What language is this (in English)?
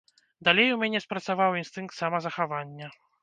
Belarusian